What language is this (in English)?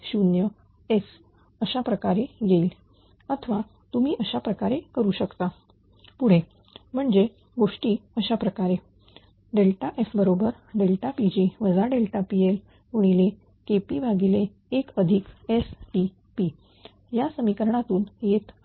Marathi